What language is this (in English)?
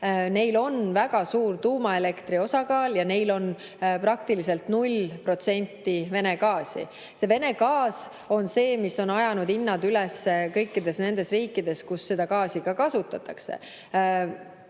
Estonian